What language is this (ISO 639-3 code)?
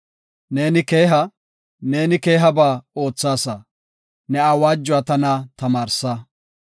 gof